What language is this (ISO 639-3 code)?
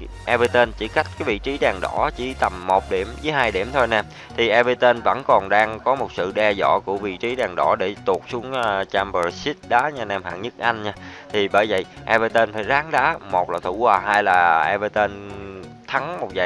vie